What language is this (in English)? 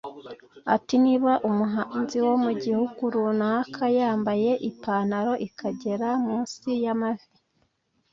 Kinyarwanda